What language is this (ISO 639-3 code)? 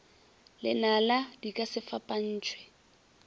nso